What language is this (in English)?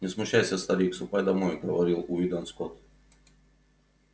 Russian